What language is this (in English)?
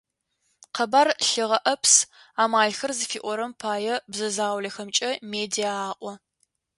Adyghe